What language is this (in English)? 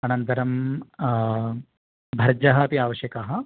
Sanskrit